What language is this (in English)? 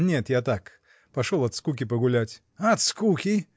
Russian